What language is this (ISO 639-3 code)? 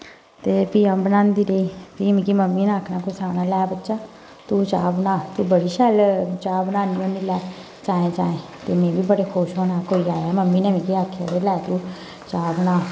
doi